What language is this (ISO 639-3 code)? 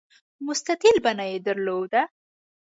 pus